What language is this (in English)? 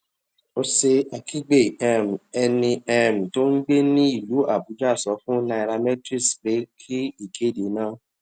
Yoruba